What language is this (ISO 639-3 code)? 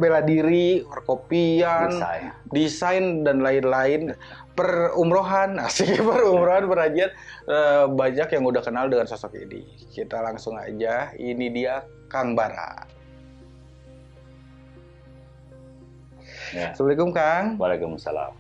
ind